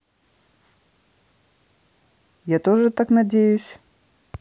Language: Russian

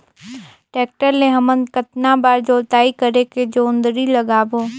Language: Chhattisgarhi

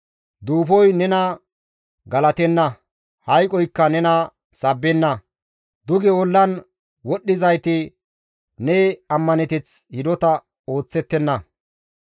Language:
Gamo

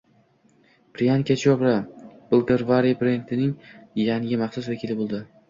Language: Uzbek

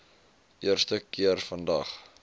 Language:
Afrikaans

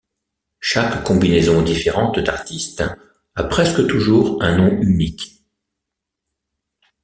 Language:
French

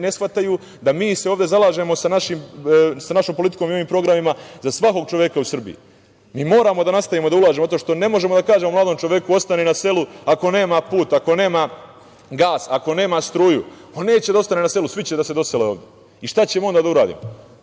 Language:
Serbian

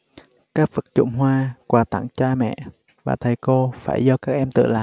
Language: Vietnamese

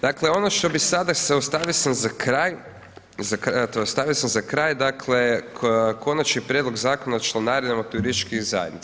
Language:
Croatian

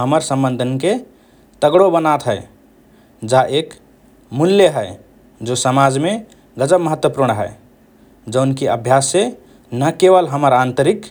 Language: Rana Tharu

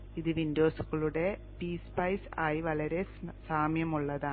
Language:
Malayalam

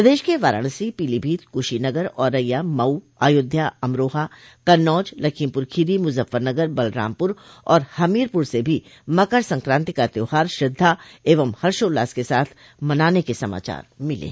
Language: Hindi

